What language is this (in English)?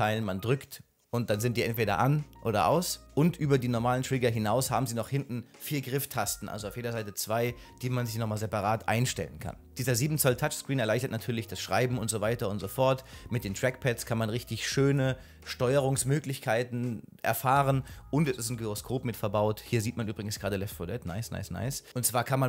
German